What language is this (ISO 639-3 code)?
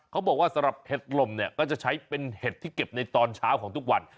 tha